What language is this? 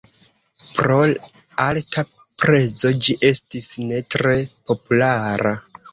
Esperanto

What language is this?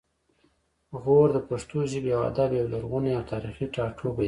Pashto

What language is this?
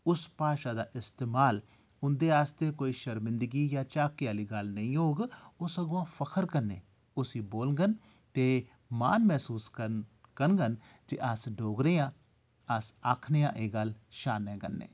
Dogri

